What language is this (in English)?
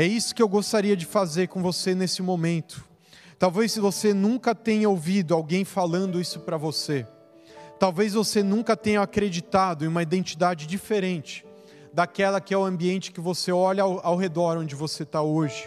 Portuguese